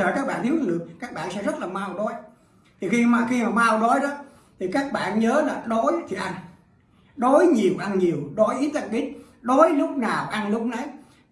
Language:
Vietnamese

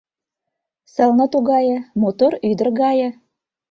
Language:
Mari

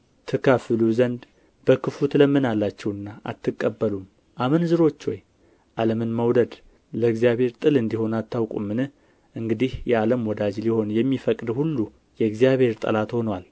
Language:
Amharic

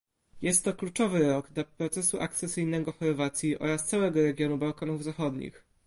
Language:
Polish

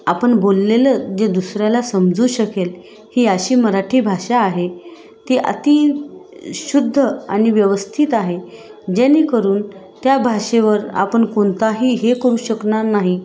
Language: Marathi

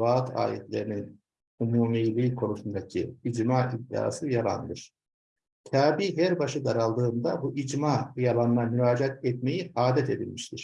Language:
Turkish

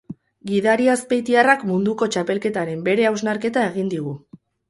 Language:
Basque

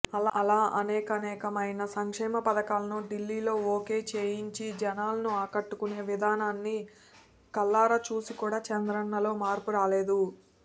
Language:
Telugu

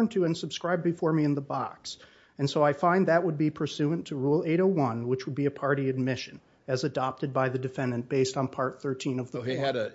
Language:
English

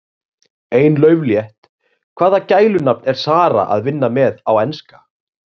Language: Icelandic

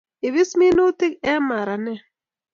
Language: Kalenjin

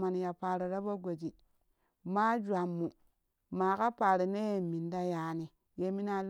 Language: Kushi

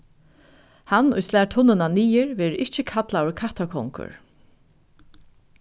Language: Faroese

